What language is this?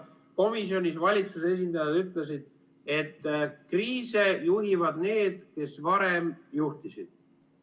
Estonian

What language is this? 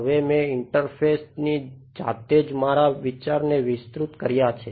Gujarati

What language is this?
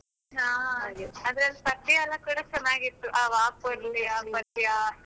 Kannada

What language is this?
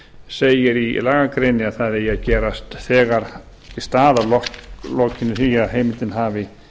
Icelandic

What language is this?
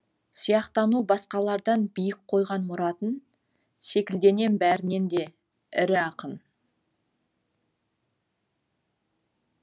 Kazakh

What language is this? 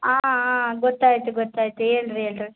Kannada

